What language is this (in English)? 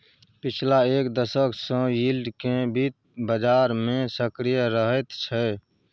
Maithili